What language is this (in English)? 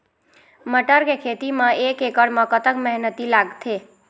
Chhattisgarhi